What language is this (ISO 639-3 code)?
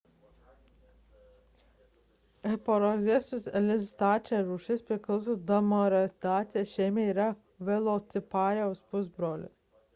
lit